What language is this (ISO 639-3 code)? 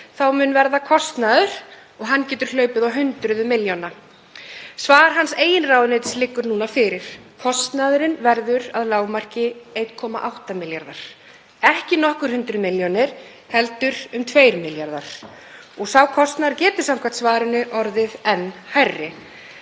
isl